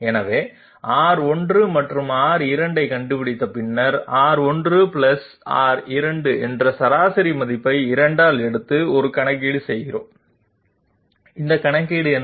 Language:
Tamil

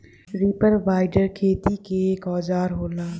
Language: Bhojpuri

